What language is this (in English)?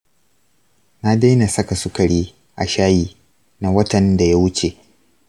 Hausa